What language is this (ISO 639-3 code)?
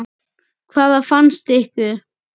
isl